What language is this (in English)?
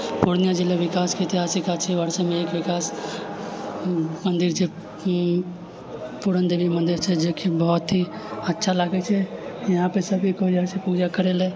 Maithili